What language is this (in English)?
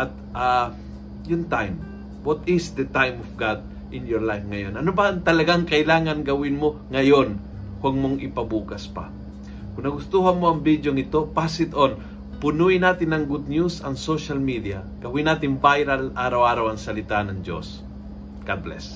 Filipino